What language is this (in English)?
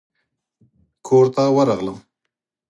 Pashto